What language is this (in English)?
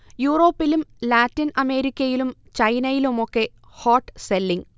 Malayalam